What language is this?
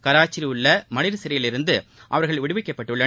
Tamil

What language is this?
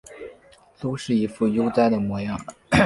Chinese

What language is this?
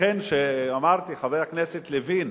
Hebrew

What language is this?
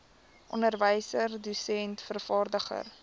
Afrikaans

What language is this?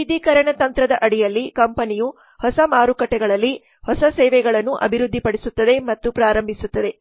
Kannada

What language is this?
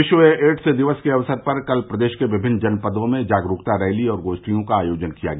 Hindi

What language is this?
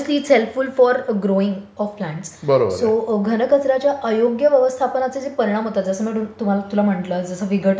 Marathi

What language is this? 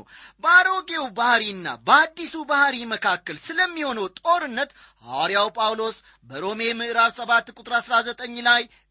Amharic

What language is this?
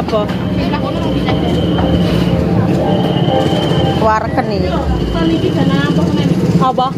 Indonesian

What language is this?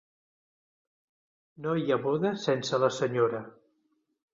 Catalan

